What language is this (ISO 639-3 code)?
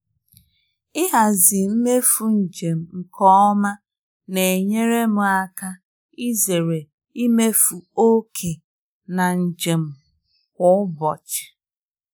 ibo